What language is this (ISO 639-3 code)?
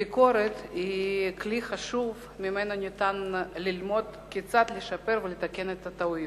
heb